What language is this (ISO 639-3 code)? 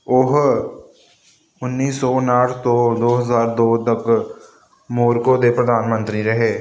pan